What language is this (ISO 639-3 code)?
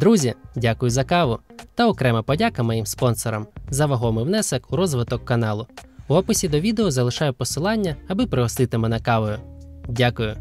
ukr